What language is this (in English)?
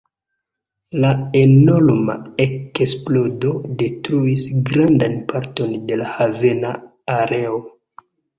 Esperanto